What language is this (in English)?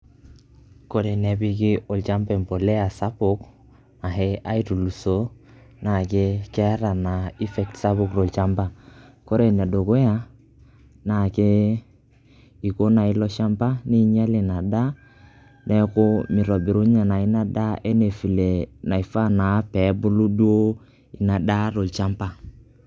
Masai